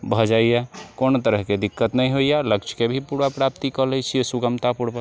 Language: Maithili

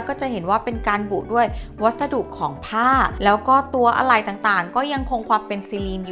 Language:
Thai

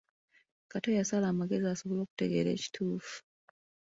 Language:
Ganda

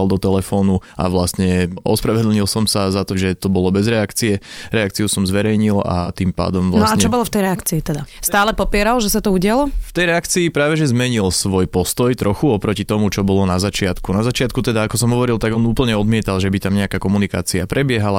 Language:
Slovak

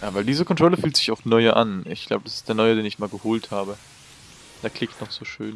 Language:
German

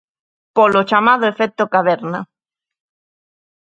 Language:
Galician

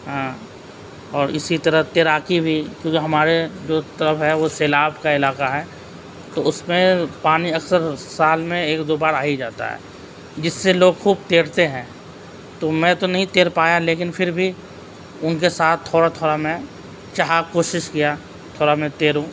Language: Urdu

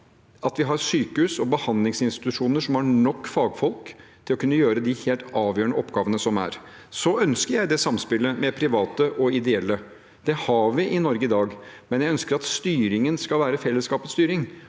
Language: Norwegian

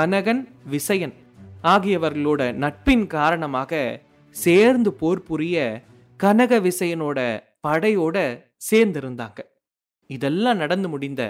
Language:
Tamil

